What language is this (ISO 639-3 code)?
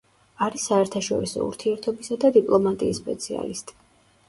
kat